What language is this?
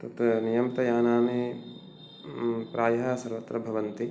Sanskrit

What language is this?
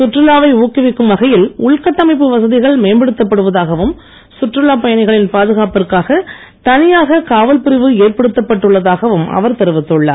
Tamil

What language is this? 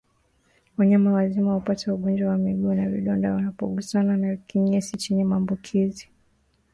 Swahili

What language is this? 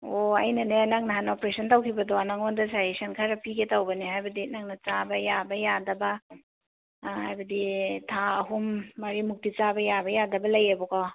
Manipuri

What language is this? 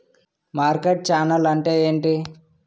Telugu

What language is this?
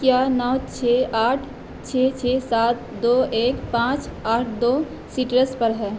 Urdu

